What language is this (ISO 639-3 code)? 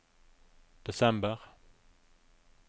nor